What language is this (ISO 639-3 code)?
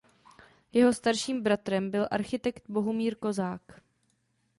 ces